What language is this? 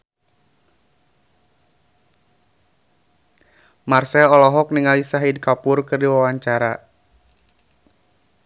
Sundanese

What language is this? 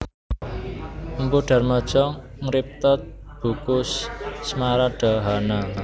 Javanese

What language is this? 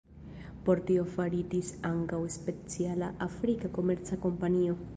Esperanto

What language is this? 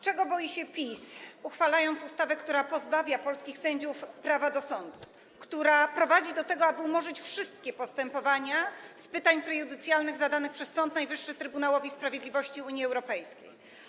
Polish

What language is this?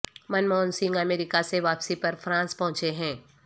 Urdu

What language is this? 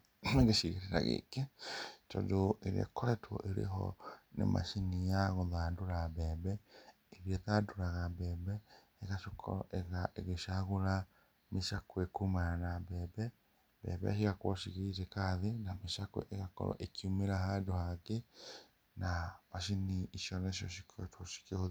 Kikuyu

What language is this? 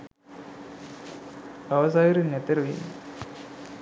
Sinhala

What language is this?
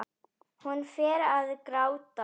Icelandic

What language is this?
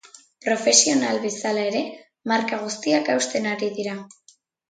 Basque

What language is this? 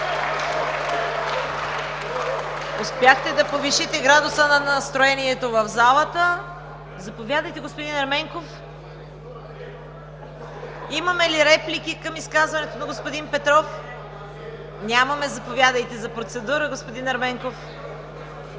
Bulgarian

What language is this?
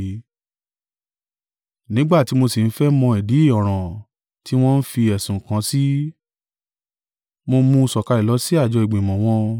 Yoruba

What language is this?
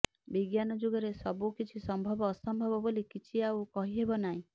Odia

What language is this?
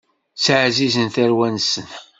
Kabyle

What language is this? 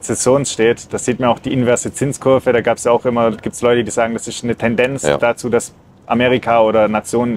German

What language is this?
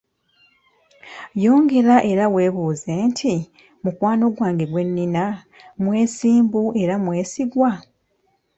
Ganda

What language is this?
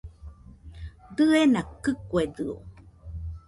Nüpode Huitoto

